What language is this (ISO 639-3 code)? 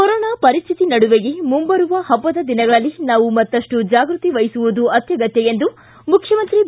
kan